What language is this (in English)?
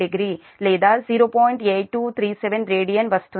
Telugu